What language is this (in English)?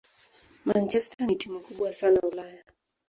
Swahili